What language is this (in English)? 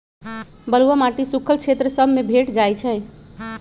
Magahi